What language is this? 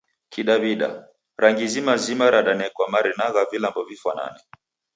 Taita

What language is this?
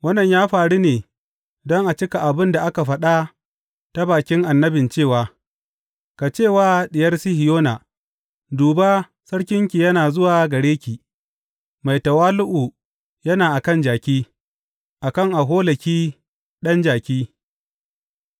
Hausa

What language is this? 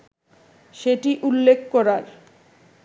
Bangla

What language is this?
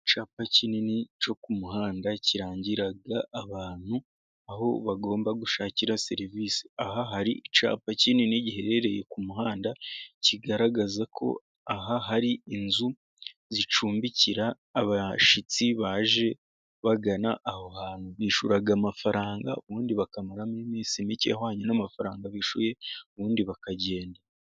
Kinyarwanda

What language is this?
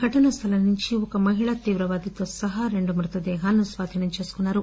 Telugu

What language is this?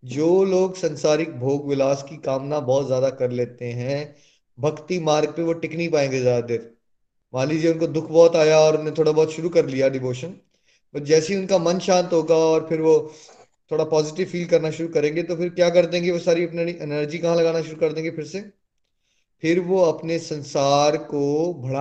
Hindi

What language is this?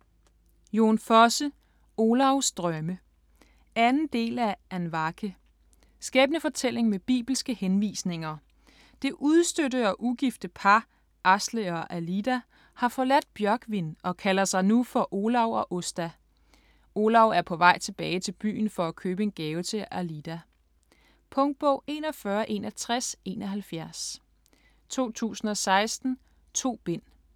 Danish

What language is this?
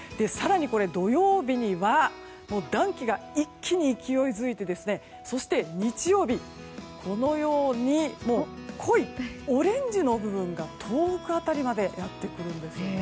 Japanese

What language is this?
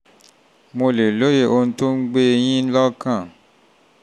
Yoruba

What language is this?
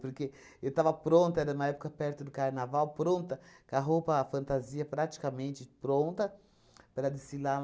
Portuguese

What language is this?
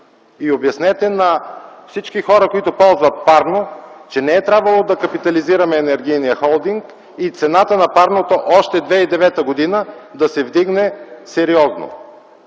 Bulgarian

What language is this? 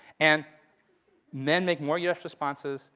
English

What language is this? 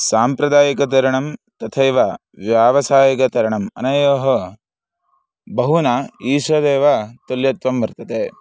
Sanskrit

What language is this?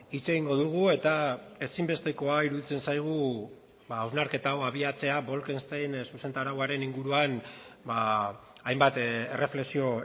Basque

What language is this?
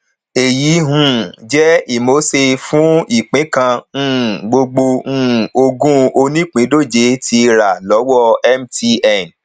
Yoruba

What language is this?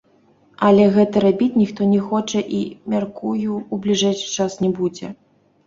Belarusian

